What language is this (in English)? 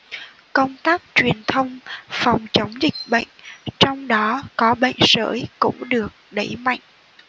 Vietnamese